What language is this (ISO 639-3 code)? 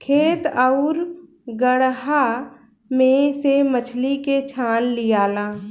bho